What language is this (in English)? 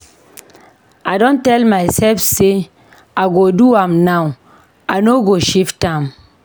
Nigerian Pidgin